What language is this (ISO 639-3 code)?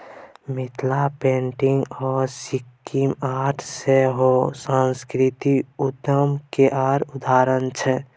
mai